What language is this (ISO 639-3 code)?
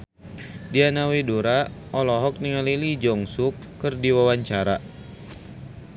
sun